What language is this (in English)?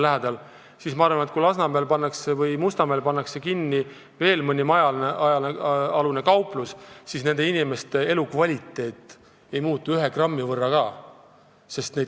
Estonian